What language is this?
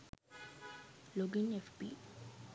Sinhala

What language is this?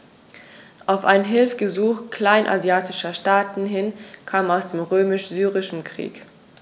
German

